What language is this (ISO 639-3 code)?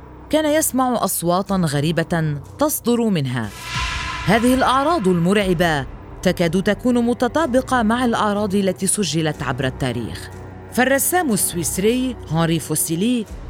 ara